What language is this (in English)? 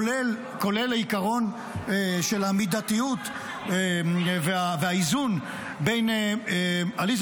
Hebrew